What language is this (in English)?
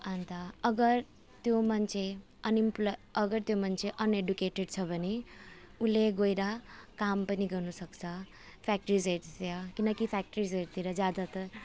Nepali